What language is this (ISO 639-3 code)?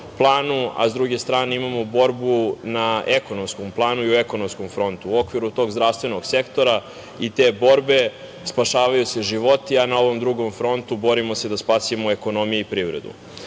srp